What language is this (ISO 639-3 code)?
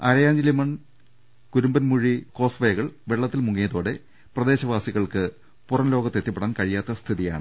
mal